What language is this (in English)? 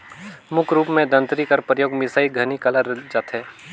Chhattisgarhi